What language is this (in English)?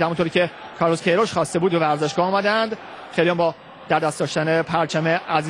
Persian